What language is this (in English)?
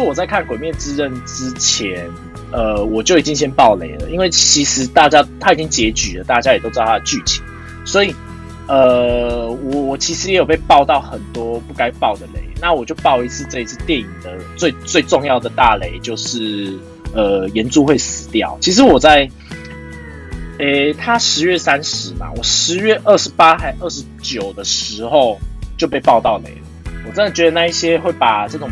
Chinese